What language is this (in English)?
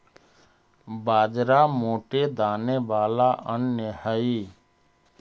Magahi